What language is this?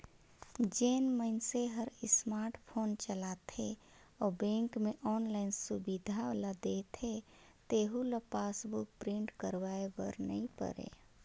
Chhattisgarhi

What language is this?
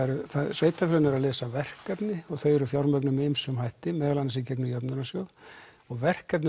Icelandic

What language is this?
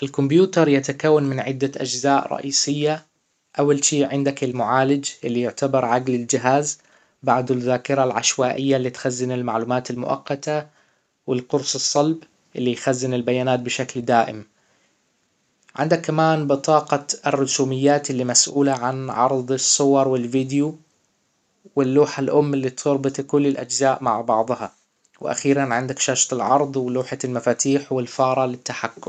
Hijazi Arabic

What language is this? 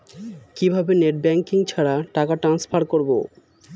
Bangla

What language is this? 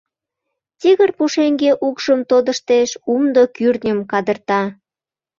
Mari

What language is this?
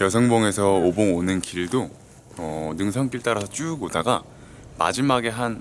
Korean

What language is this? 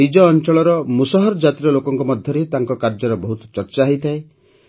Odia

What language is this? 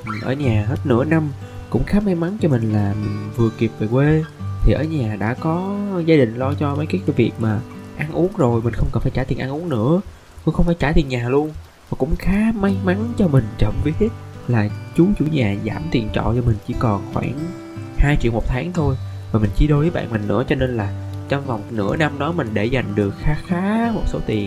Vietnamese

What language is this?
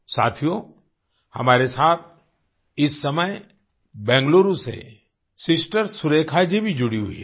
Hindi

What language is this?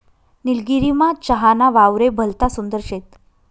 Marathi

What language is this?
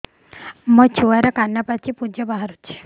Odia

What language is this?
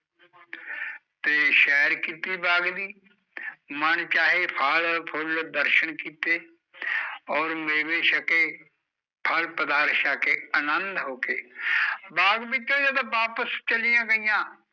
Punjabi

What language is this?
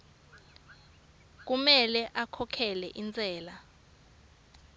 Swati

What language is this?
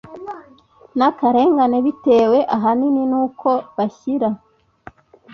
Kinyarwanda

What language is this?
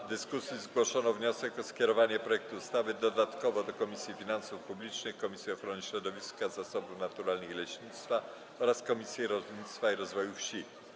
Polish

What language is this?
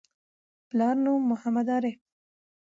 Pashto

